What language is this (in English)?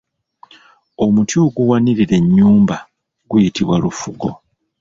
Ganda